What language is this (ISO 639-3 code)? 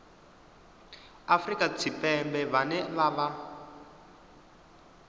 ven